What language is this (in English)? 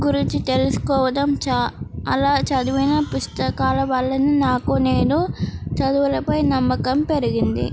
Telugu